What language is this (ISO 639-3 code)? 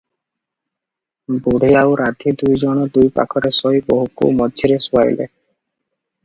ori